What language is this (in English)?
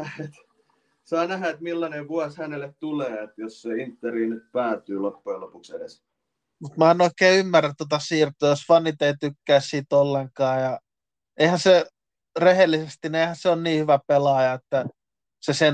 Finnish